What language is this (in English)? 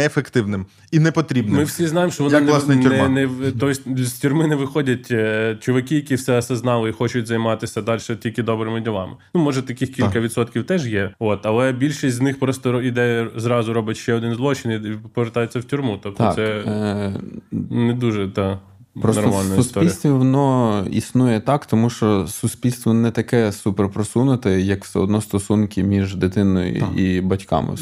Ukrainian